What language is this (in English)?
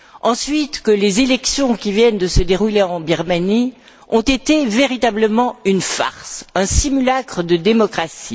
French